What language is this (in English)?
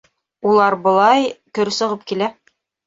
Bashkir